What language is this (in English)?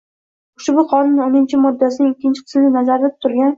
Uzbek